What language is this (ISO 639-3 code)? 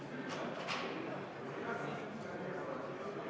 est